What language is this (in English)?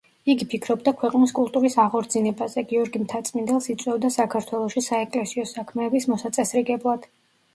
Georgian